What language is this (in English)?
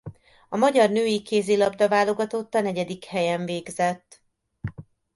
Hungarian